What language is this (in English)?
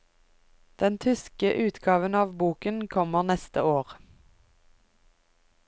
Norwegian